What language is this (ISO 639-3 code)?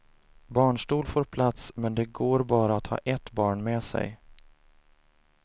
swe